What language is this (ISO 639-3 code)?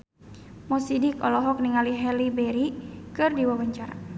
sun